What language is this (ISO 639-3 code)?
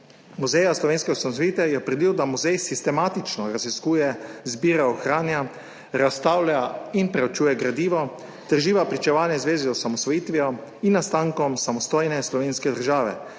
slv